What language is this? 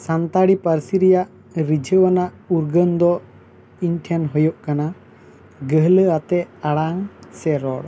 Santali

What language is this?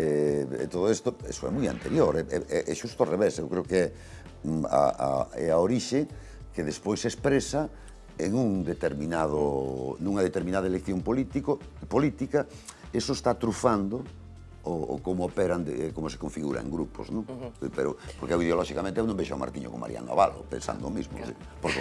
Spanish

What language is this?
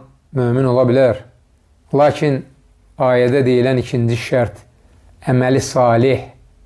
Turkish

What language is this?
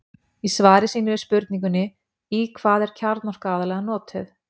Icelandic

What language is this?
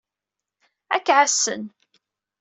Kabyle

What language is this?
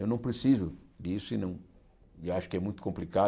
Portuguese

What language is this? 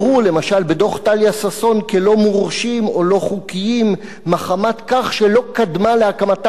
Hebrew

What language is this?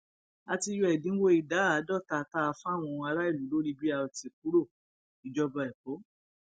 Yoruba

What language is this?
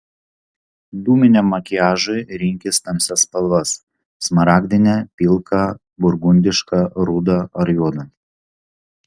Lithuanian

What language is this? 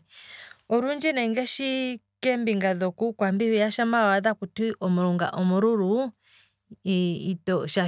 Kwambi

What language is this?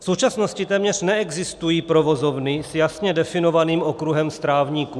Czech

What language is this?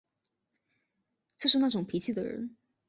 Chinese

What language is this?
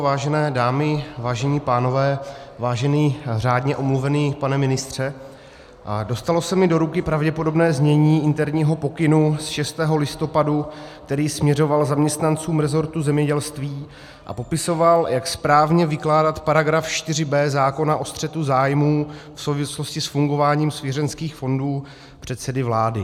Czech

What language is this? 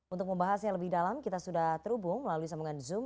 Indonesian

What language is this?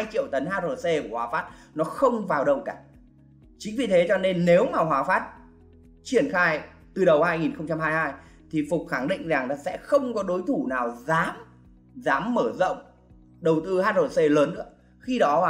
Vietnamese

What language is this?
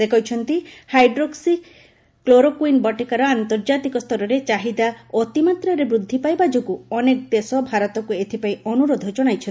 Odia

